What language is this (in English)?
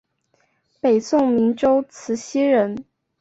Chinese